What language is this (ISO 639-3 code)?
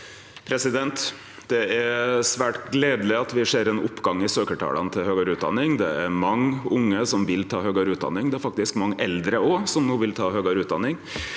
nor